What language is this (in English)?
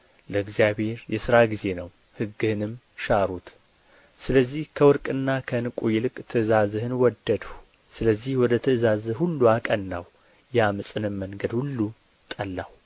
Amharic